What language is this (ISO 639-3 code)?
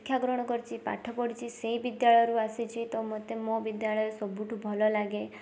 ori